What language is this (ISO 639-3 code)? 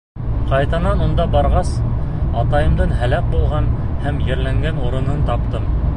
bak